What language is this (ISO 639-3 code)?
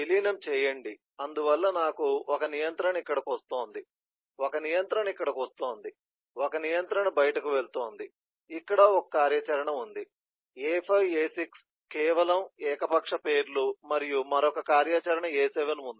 tel